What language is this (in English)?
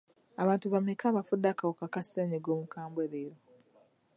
Ganda